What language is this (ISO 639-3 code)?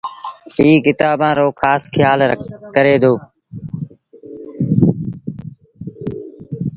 sbn